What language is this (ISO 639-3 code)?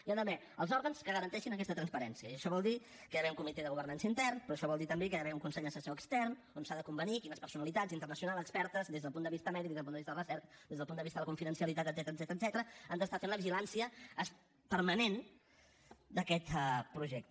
cat